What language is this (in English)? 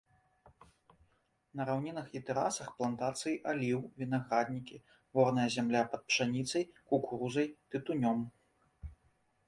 Belarusian